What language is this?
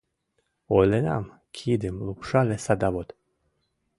Mari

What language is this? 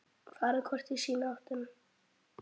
Icelandic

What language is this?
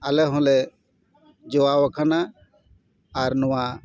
Santali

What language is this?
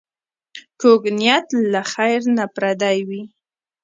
Pashto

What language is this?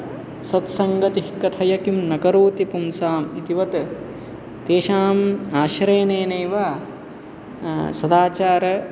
Sanskrit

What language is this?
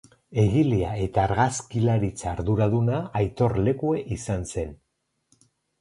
Basque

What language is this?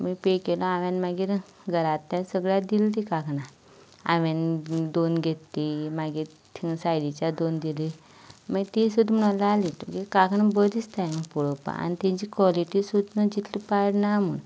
Konkani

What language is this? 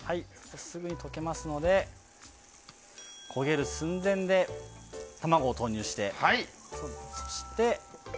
Japanese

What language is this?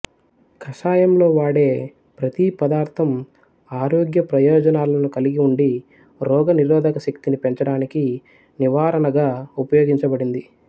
Telugu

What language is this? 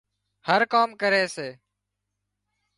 Wadiyara Koli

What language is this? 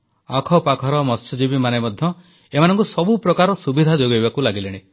Odia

